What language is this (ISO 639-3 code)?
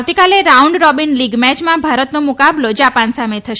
guj